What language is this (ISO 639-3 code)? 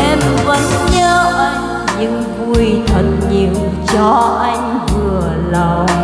vie